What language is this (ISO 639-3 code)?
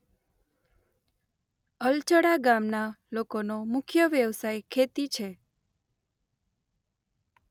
guj